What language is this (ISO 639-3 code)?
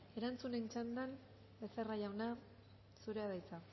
eus